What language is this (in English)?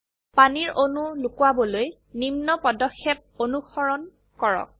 Assamese